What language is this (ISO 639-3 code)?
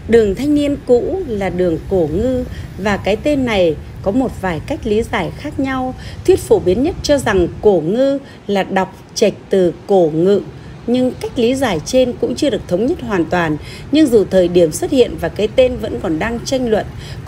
vie